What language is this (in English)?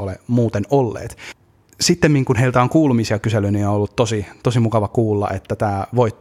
Finnish